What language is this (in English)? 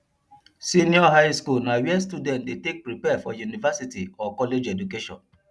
Nigerian Pidgin